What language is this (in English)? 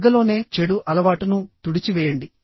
Telugu